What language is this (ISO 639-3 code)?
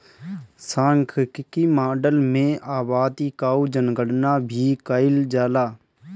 bho